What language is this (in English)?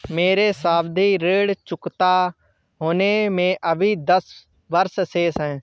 Hindi